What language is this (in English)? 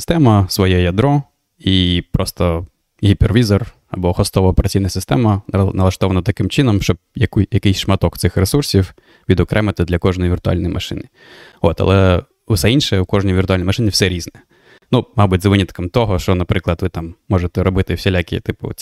Ukrainian